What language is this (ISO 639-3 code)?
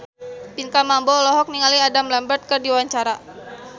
sun